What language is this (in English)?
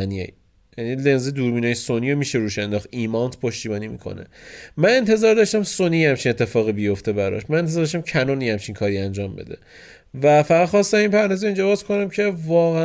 Persian